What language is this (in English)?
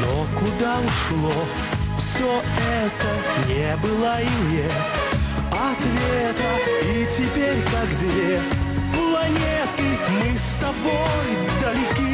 Russian